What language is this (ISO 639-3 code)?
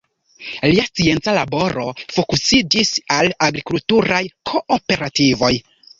epo